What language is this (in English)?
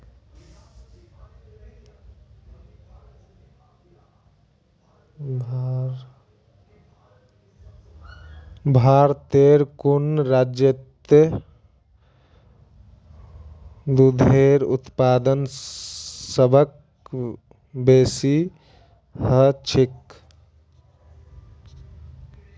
Magahi